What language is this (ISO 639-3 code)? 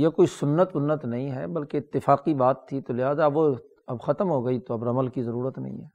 urd